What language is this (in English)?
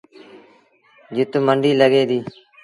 Sindhi Bhil